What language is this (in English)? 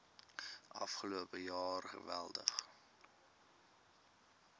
Afrikaans